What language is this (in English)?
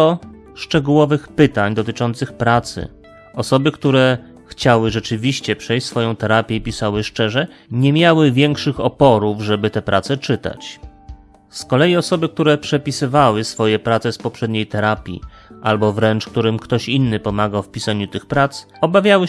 Polish